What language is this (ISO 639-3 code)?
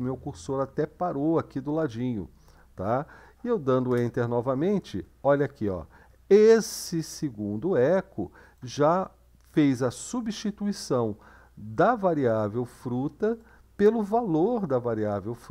por